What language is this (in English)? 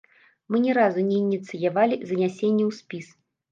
Belarusian